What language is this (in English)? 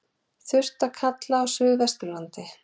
Icelandic